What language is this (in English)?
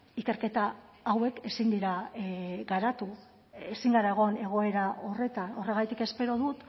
Basque